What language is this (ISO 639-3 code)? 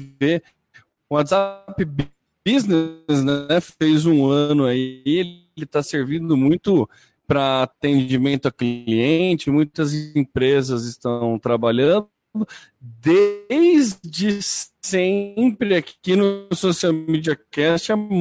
por